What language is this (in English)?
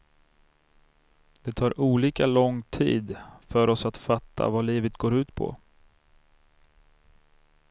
Swedish